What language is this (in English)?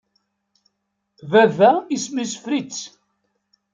Kabyle